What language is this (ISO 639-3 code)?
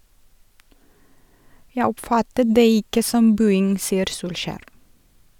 nor